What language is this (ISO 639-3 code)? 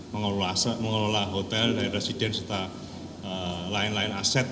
ind